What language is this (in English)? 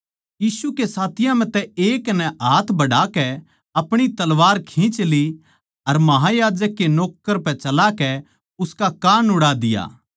Haryanvi